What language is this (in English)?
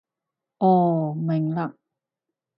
Cantonese